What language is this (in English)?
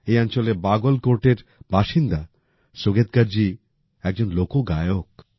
Bangla